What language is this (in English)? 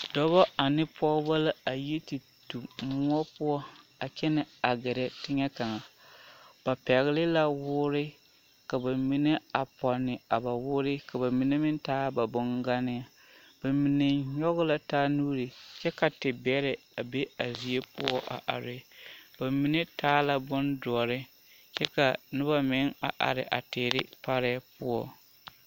Southern Dagaare